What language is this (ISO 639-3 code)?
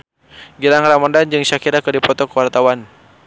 sun